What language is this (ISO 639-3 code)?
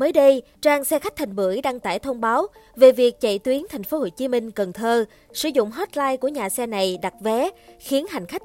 vie